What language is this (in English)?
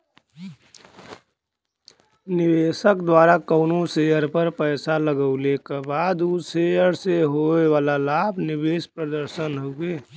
Bhojpuri